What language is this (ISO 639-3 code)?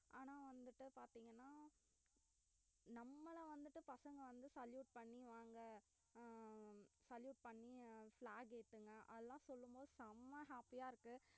tam